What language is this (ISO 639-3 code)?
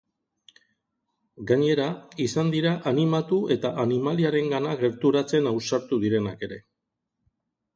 eus